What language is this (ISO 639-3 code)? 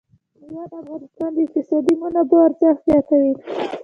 pus